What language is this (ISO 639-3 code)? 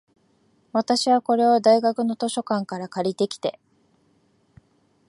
jpn